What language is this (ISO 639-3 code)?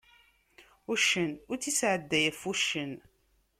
kab